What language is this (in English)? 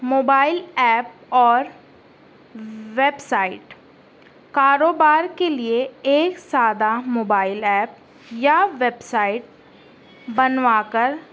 Urdu